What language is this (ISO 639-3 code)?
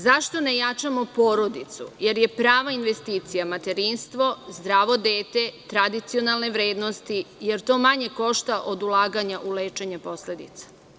srp